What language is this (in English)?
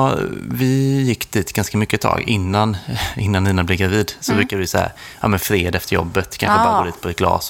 Swedish